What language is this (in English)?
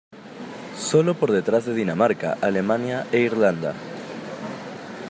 Spanish